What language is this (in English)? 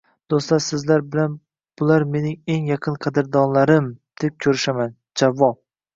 Uzbek